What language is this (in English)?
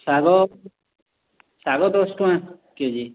Odia